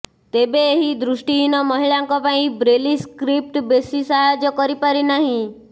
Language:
Odia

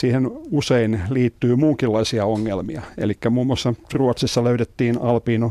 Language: Finnish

